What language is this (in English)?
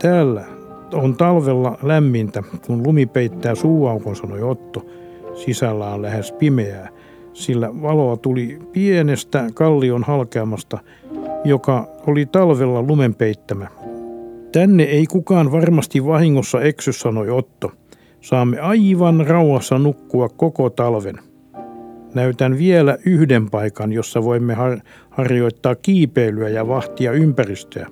Finnish